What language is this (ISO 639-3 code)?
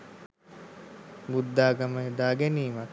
sin